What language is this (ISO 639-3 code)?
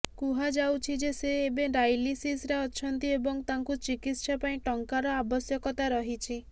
ori